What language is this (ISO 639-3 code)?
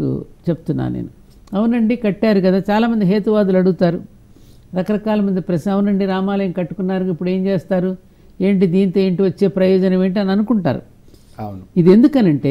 tel